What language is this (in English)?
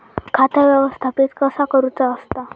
Marathi